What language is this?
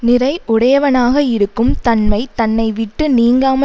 Tamil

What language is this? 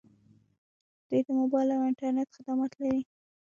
Pashto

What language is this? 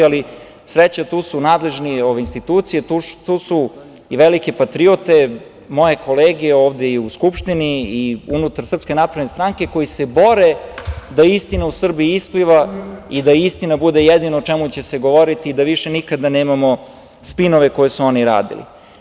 Serbian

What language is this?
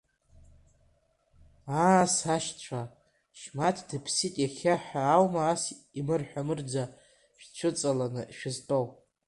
Abkhazian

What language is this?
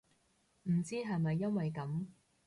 Cantonese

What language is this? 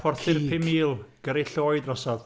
Welsh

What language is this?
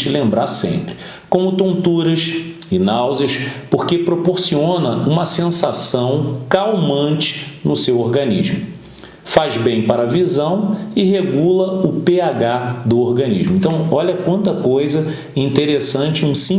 Portuguese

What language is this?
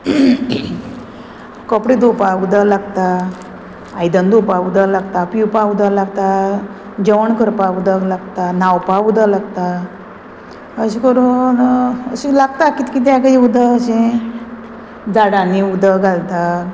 Konkani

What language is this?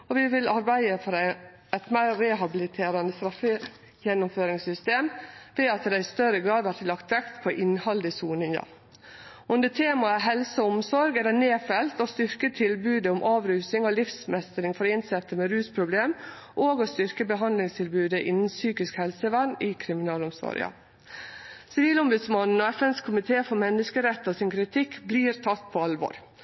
Norwegian Nynorsk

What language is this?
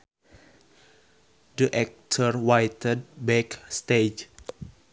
Sundanese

